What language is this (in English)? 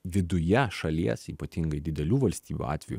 Lithuanian